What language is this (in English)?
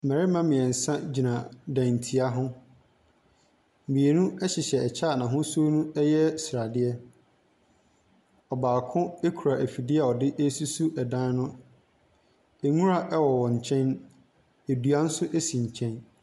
Akan